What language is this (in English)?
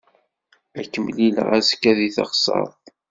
Kabyle